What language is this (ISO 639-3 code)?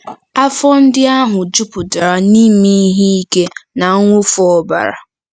ibo